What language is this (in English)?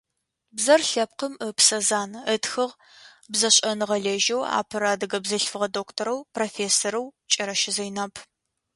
Adyghe